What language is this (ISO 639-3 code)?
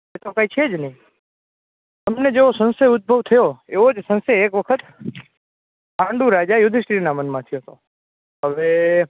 guj